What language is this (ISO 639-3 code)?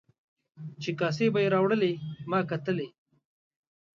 pus